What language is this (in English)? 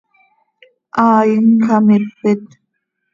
Seri